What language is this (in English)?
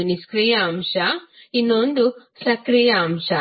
Kannada